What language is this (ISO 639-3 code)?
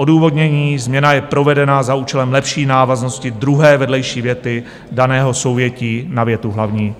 ces